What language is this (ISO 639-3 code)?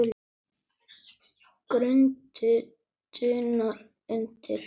isl